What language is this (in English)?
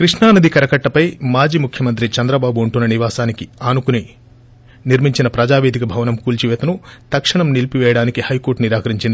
Telugu